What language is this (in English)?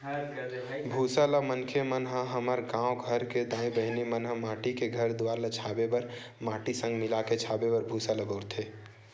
Chhattisgarhi